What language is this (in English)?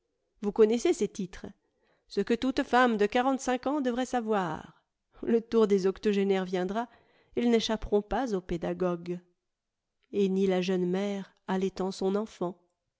French